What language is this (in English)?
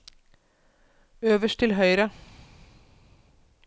Norwegian